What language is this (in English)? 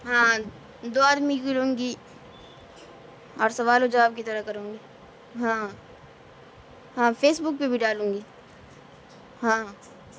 Urdu